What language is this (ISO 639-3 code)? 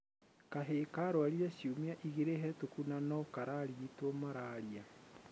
kik